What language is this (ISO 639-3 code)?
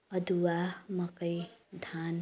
nep